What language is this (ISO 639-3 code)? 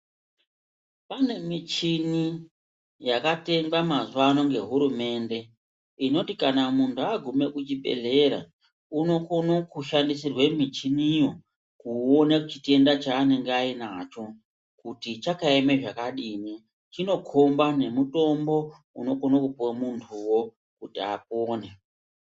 ndc